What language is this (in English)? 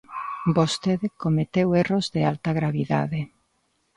Galician